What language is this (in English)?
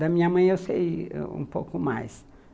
Portuguese